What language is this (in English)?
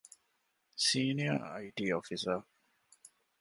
Divehi